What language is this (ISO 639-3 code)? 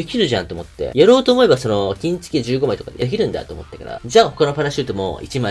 jpn